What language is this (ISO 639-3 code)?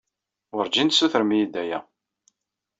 kab